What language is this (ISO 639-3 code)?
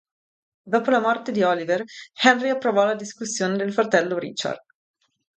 ita